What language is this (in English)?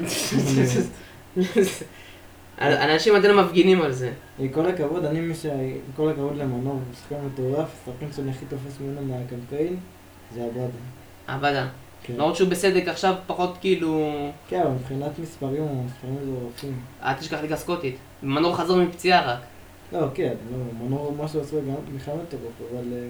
Hebrew